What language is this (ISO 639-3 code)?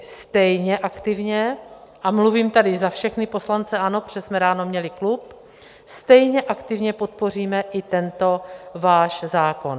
ces